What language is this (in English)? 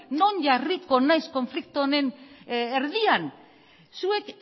Basque